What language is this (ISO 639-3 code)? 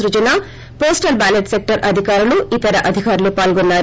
tel